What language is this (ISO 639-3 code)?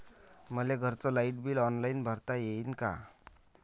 mar